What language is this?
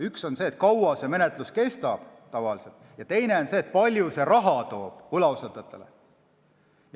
Estonian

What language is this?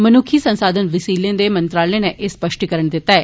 Dogri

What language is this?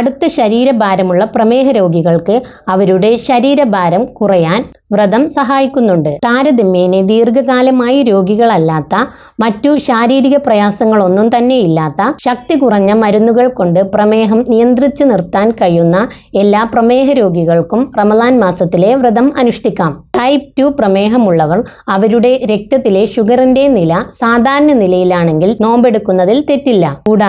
Malayalam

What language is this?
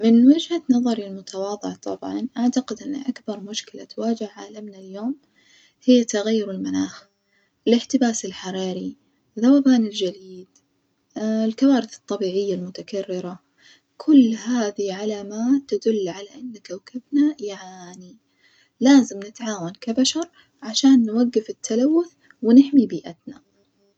Najdi Arabic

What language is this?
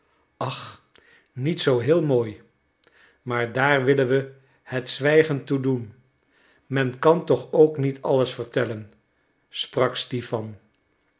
Dutch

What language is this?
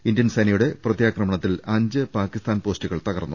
Malayalam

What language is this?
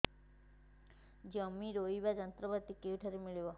Odia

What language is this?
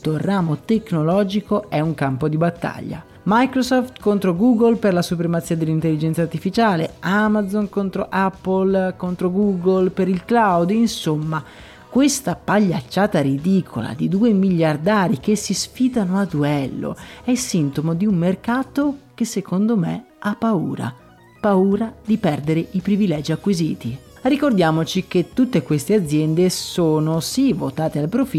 Italian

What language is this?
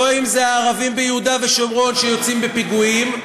Hebrew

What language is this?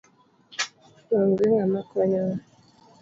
Luo (Kenya and Tanzania)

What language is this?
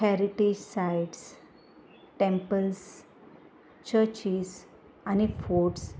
Konkani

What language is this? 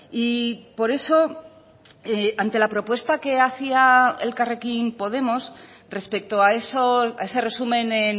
Spanish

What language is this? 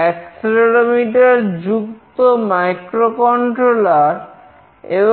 Bangla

